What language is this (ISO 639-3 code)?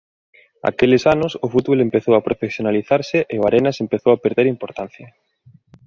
glg